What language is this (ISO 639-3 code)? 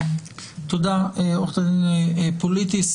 heb